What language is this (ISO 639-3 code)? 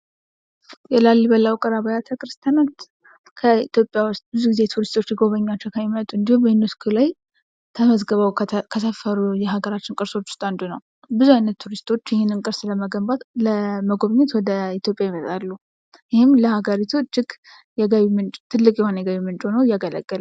amh